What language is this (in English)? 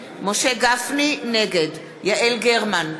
Hebrew